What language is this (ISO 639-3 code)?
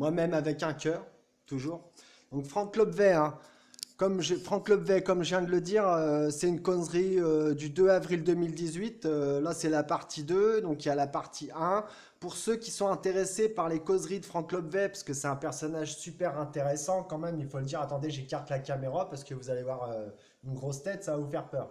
fra